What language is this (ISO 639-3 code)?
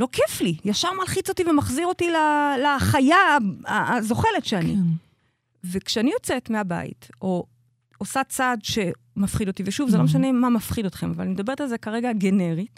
heb